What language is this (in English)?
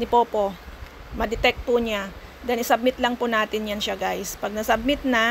Filipino